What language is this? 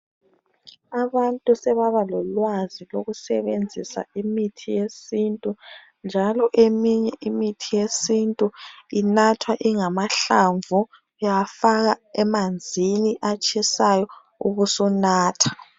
North Ndebele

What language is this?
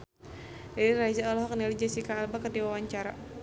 Sundanese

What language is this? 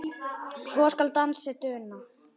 Icelandic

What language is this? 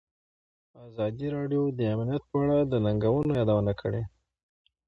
Pashto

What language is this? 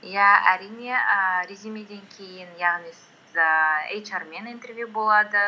Kazakh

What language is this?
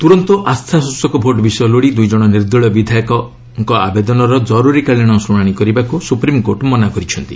Odia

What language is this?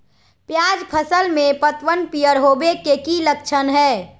Magahi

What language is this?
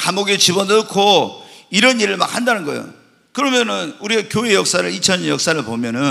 Korean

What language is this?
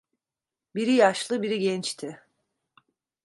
Turkish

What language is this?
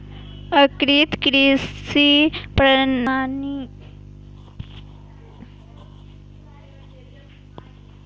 Maithili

